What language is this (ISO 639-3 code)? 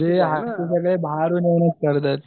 mar